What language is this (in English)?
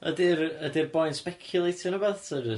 Welsh